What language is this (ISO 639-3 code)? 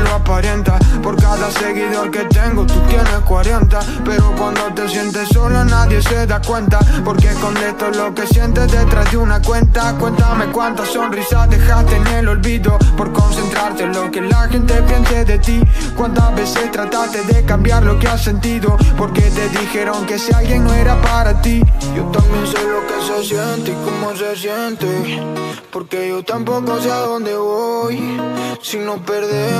ron